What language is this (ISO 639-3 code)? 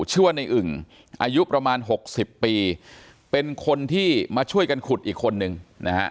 tha